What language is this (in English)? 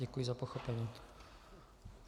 Czech